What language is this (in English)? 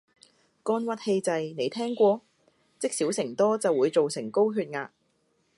Cantonese